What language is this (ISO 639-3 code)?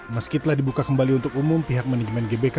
ind